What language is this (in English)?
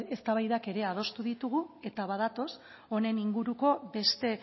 Basque